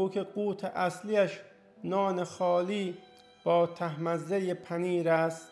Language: Persian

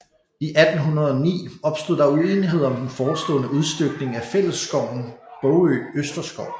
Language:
Danish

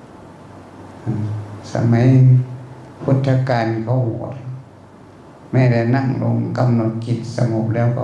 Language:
Thai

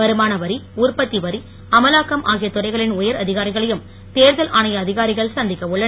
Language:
Tamil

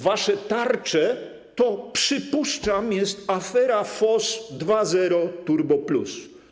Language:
Polish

